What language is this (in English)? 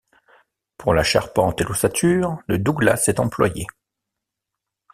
French